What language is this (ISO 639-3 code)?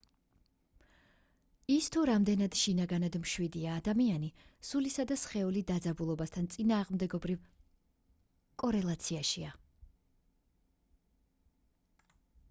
kat